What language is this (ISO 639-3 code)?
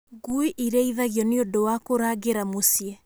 kik